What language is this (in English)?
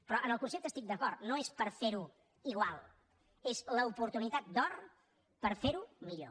Catalan